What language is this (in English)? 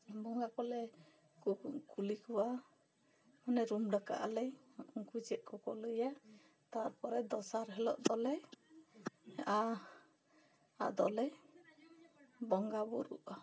Santali